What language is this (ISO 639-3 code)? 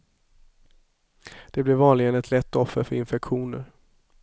swe